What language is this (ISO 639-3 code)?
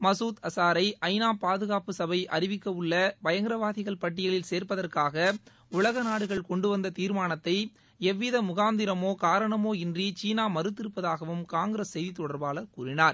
tam